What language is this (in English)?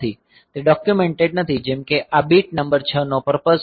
Gujarati